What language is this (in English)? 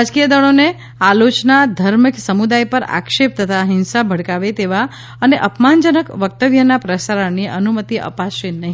Gujarati